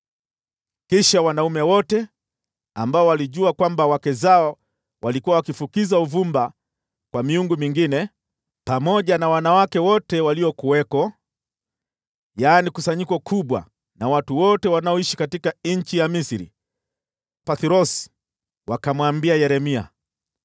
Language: Swahili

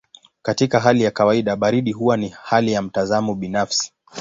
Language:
Swahili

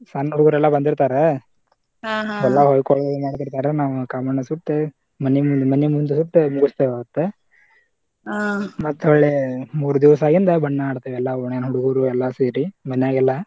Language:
Kannada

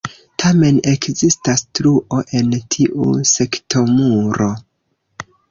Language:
Esperanto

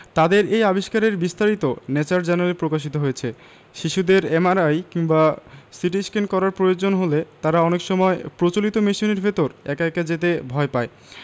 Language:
Bangla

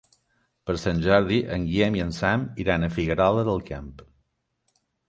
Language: Catalan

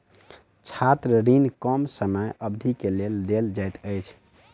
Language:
Maithili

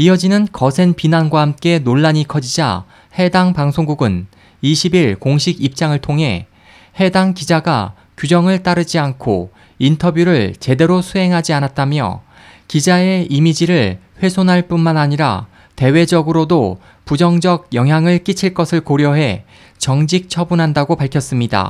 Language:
Korean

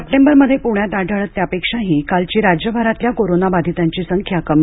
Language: Marathi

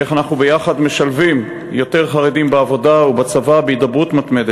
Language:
Hebrew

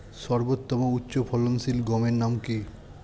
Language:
Bangla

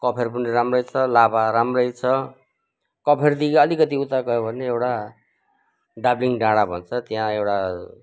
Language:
Nepali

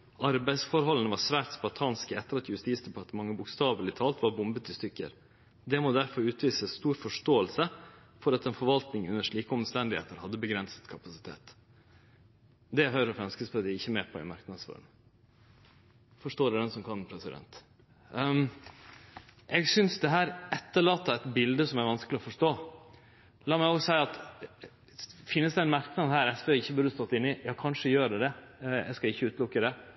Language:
Norwegian Nynorsk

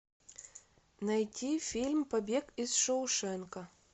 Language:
Russian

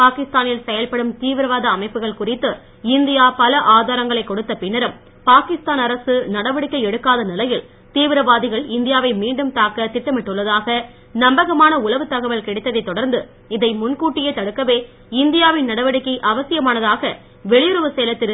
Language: Tamil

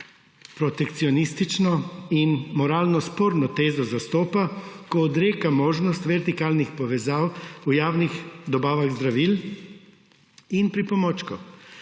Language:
Slovenian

